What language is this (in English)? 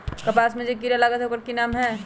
Magahi